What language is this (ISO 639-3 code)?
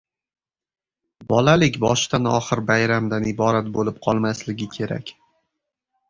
uzb